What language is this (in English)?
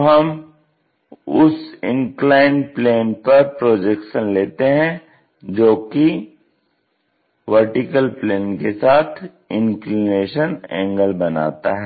Hindi